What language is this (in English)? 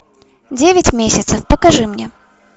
Russian